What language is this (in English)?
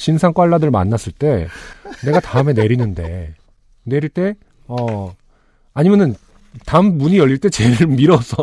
Korean